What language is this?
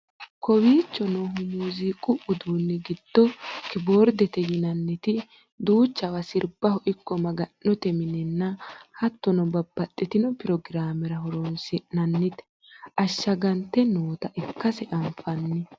Sidamo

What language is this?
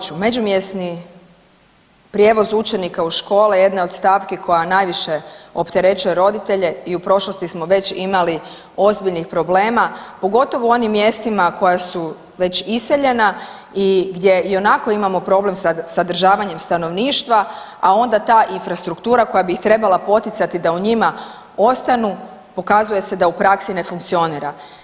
Croatian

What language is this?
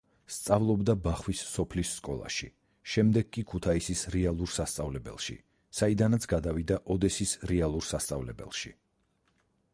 Georgian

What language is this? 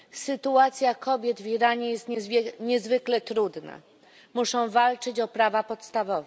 Polish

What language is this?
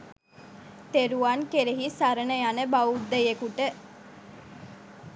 Sinhala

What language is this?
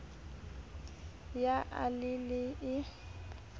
Southern Sotho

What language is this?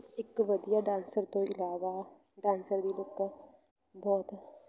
Punjabi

